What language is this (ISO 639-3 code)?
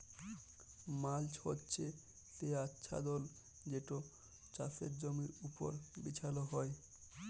ben